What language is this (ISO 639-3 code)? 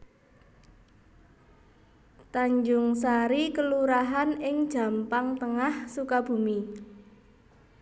jav